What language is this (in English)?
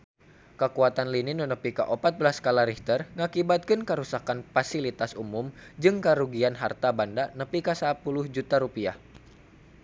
Sundanese